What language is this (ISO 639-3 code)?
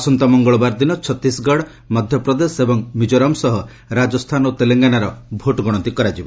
ori